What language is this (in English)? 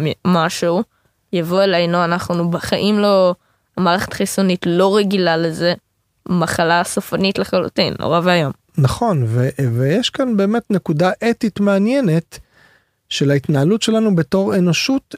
Hebrew